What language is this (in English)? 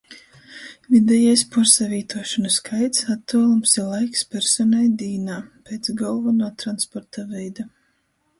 Latgalian